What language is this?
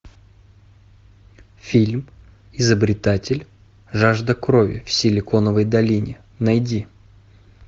Russian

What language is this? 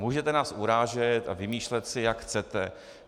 Czech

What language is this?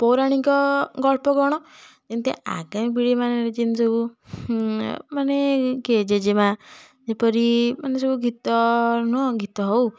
Odia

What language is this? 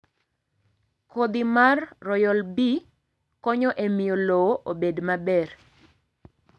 Luo (Kenya and Tanzania)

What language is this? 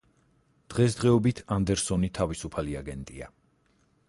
Georgian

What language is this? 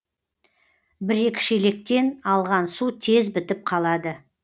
Kazakh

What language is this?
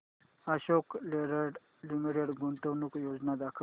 Marathi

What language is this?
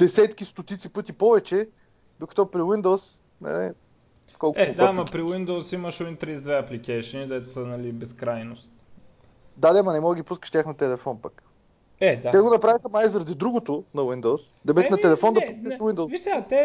Bulgarian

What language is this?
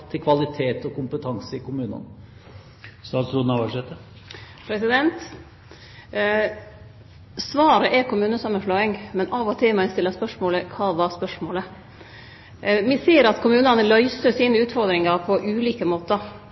Norwegian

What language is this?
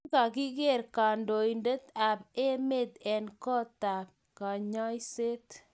Kalenjin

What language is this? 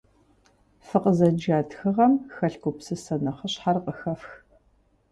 Kabardian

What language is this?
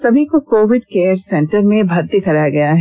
Hindi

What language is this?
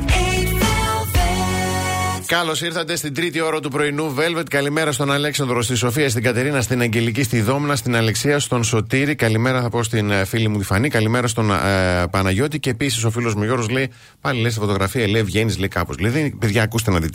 Greek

